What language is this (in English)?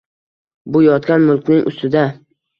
Uzbek